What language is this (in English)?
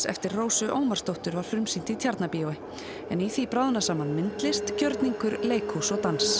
Icelandic